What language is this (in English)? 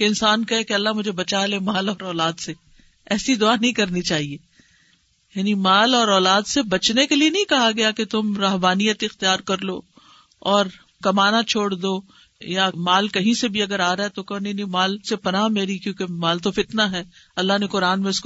Urdu